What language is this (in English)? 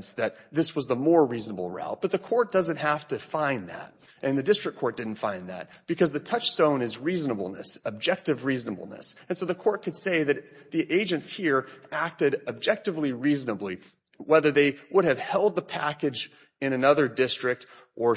English